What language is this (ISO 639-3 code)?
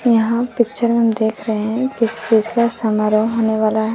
hin